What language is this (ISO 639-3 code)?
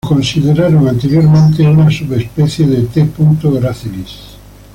spa